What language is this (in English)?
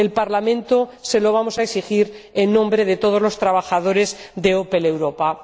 Spanish